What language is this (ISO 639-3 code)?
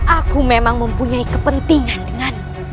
ind